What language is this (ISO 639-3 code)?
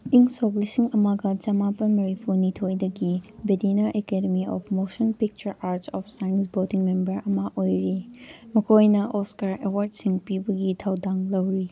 mni